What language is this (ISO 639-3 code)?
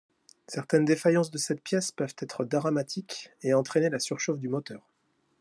fra